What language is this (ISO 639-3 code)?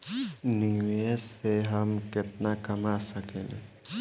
bho